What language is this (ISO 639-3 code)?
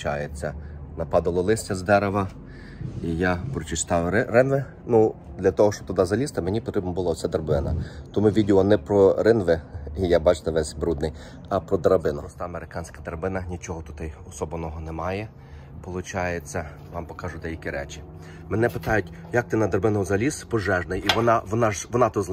ukr